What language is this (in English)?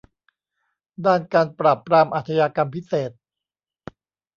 Thai